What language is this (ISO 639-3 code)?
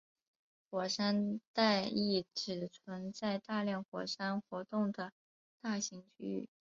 zho